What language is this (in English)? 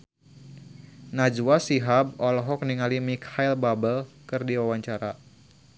Sundanese